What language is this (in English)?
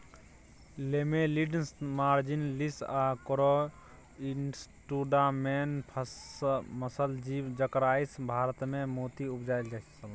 Maithili